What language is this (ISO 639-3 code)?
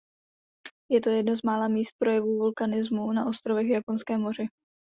ces